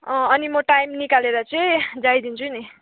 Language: Nepali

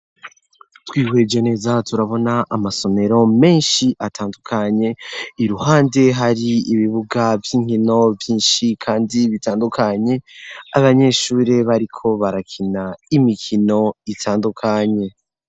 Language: Rundi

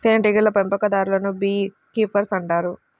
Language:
Telugu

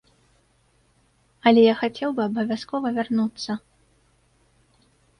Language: Belarusian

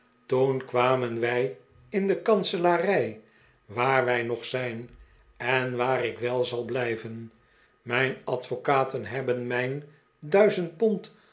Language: Dutch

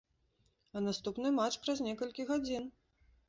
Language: Belarusian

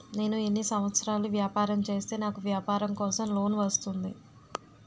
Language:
Telugu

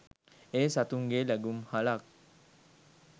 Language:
Sinhala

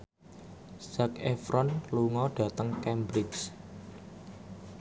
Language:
Javanese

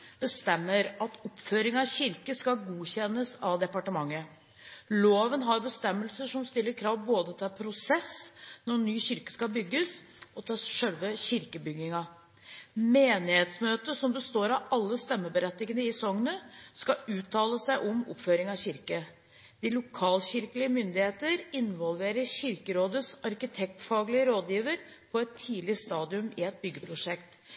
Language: Norwegian Bokmål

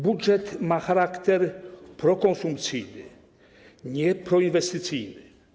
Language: Polish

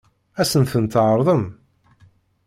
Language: Kabyle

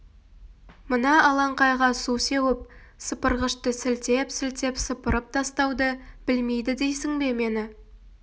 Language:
Kazakh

